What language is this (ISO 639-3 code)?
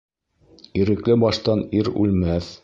bak